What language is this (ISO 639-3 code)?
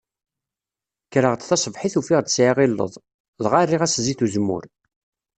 kab